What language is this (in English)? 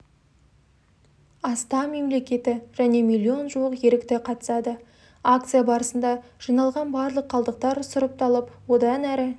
Kazakh